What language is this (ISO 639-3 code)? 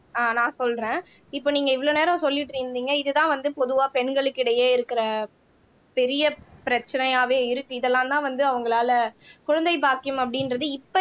tam